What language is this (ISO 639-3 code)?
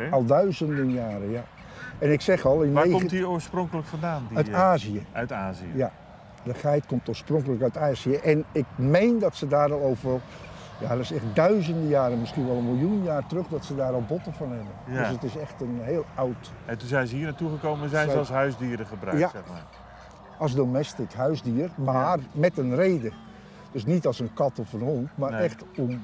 nld